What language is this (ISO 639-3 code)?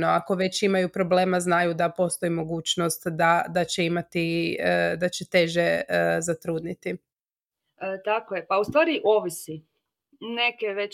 hrv